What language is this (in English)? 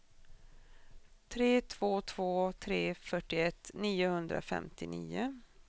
Swedish